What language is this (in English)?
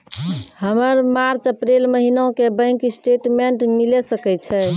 Maithili